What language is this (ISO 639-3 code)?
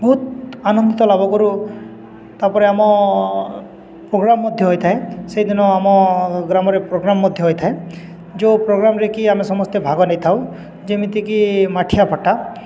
ori